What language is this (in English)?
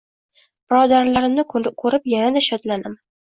Uzbek